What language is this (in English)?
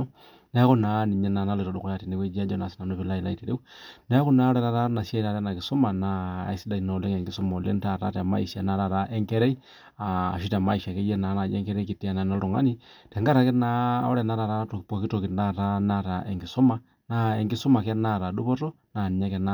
Masai